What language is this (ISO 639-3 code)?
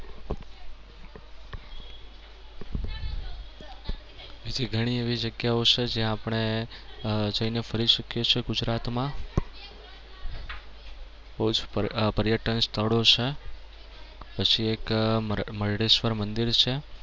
guj